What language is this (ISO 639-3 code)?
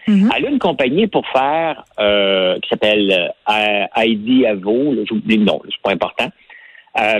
fra